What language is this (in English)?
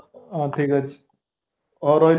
Odia